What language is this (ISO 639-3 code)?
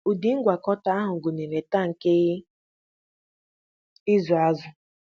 ibo